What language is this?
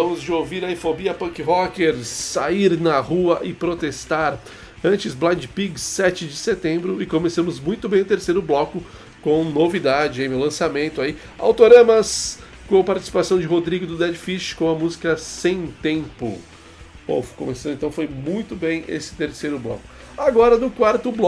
Portuguese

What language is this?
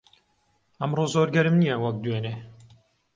Central Kurdish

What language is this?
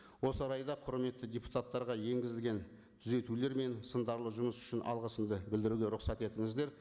Kazakh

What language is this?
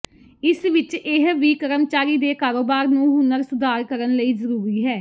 Punjabi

